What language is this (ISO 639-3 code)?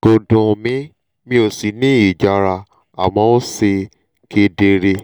yor